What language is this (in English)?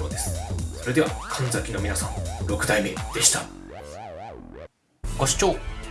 Japanese